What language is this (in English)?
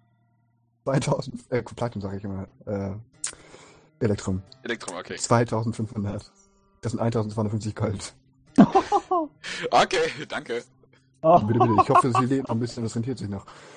German